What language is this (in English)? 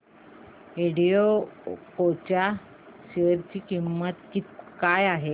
Marathi